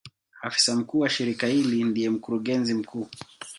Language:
Swahili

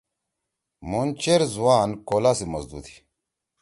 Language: Torwali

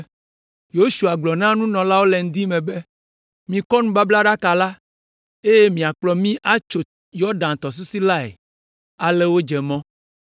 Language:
Ewe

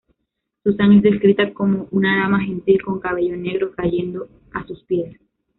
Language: Spanish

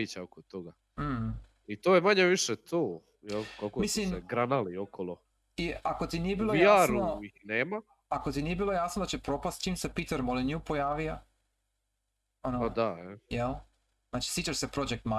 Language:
Croatian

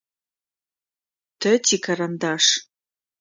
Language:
Adyghe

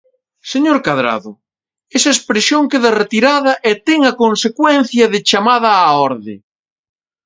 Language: Galician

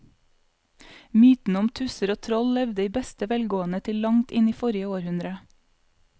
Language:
Norwegian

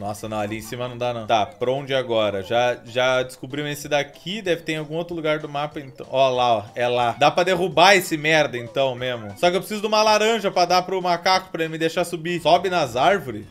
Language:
Portuguese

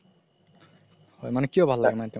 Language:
Assamese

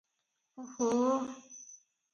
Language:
Odia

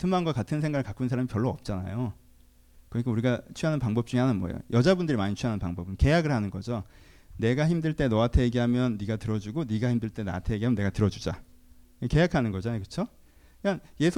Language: Korean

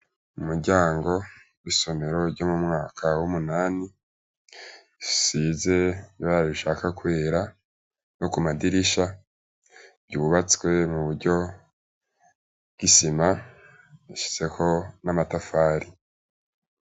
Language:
Rundi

